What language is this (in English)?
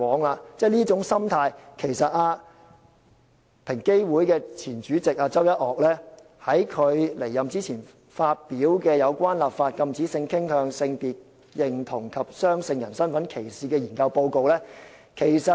Cantonese